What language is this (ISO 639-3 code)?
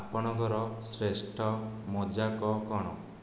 ori